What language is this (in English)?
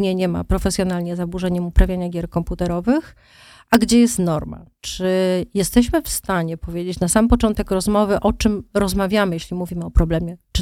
Polish